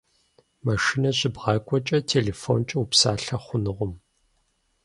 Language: Kabardian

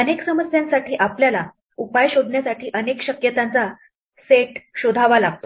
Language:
Marathi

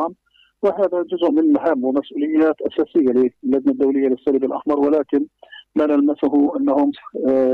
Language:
Arabic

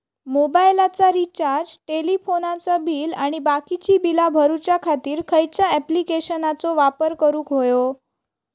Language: Marathi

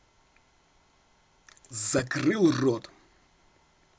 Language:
Russian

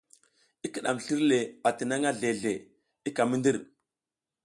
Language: South Giziga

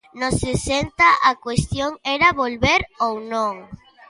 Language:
Galician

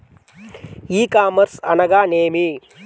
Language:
Telugu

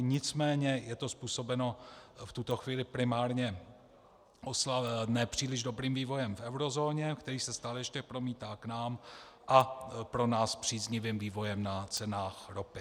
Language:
Czech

